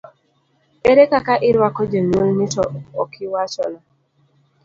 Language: Luo (Kenya and Tanzania)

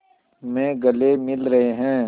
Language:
Hindi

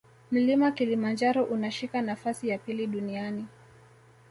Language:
Swahili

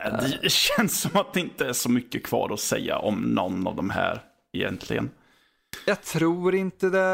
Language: Swedish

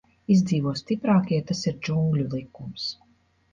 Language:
Latvian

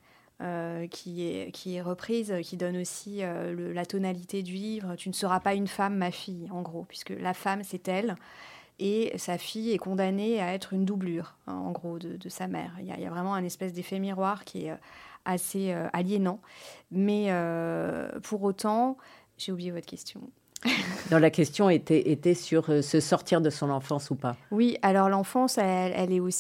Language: French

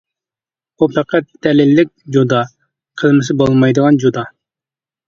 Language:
Uyghur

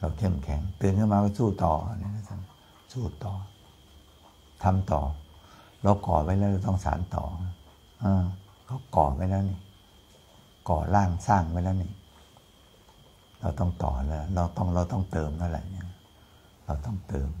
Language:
Thai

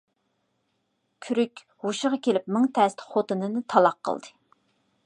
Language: Uyghur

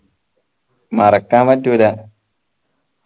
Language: Malayalam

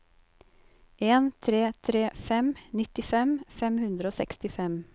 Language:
Norwegian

